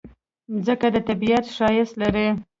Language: Pashto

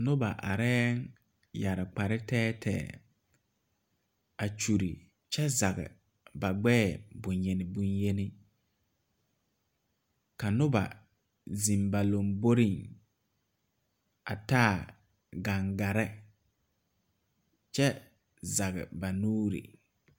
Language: Southern Dagaare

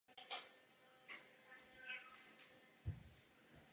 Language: Czech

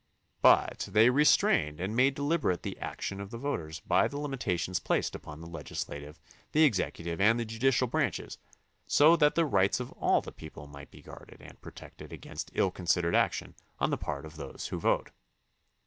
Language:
English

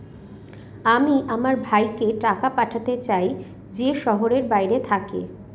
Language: Bangla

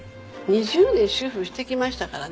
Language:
Japanese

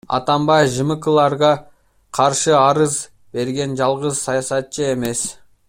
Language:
Kyrgyz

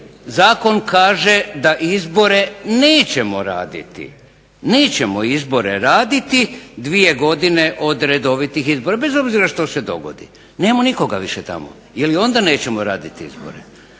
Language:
Croatian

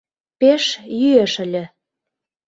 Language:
Mari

